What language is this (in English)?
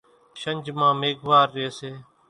Kachi Koli